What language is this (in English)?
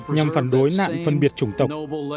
Vietnamese